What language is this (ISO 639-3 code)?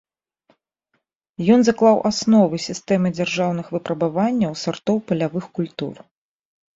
bel